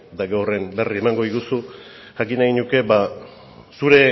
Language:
Basque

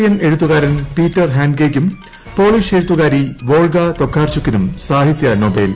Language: Malayalam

